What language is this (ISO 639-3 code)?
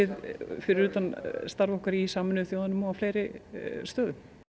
isl